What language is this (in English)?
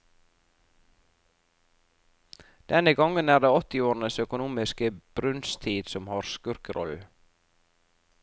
Norwegian